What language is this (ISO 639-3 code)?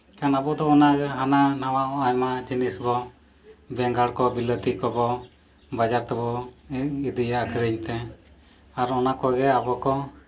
sat